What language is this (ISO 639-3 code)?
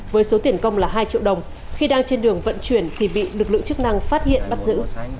vie